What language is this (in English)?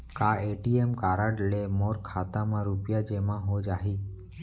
Chhattisgarhi